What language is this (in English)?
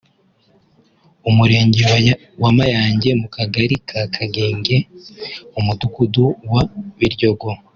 Kinyarwanda